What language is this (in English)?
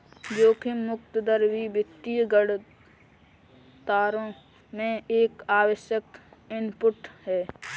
Hindi